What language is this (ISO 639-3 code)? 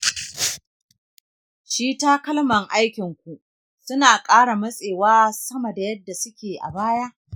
hau